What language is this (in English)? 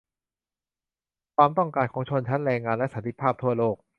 Thai